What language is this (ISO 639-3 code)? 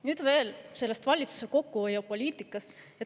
est